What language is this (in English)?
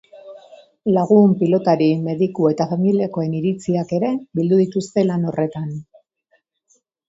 Basque